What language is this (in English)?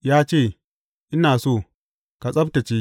Hausa